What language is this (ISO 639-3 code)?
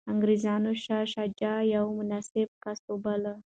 pus